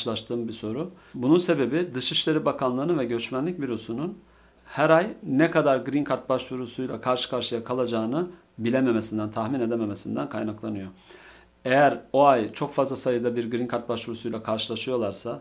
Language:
Turkish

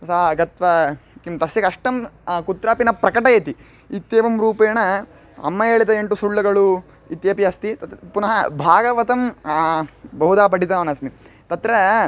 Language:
Sanskrit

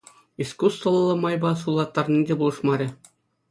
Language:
Chuvash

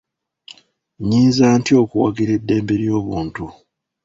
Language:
Ganda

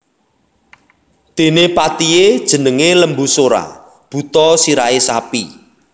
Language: Javanese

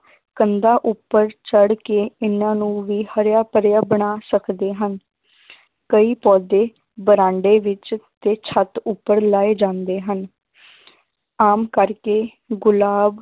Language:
Punjabi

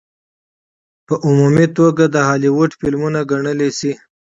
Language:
Pashto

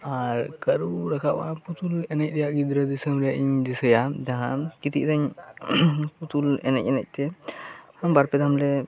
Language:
Santali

